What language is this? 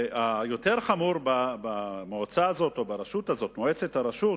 Hebrew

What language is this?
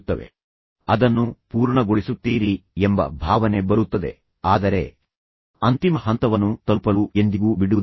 Kannada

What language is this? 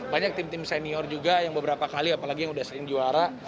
Indonesian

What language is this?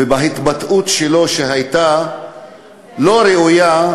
Hebrew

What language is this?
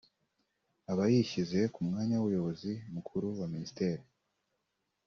Kinyarwanda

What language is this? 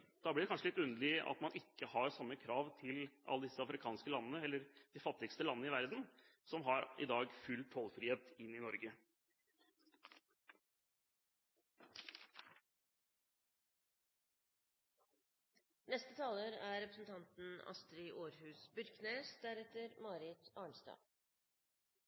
Norwegian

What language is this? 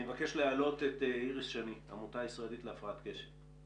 Hebrew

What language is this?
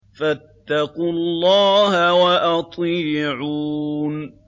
Arabic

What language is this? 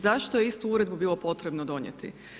Croatian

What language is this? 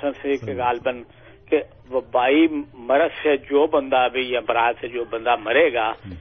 Urdu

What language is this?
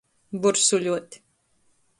Latgalian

